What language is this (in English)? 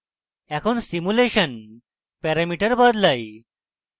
Bangla